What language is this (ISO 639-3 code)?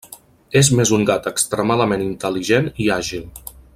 cat